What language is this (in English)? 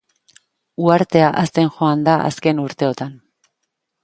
Basque